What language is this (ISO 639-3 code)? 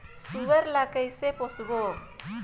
hne